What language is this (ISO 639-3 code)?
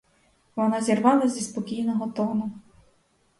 ukr